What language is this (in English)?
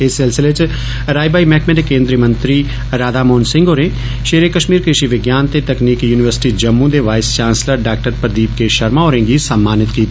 Dogri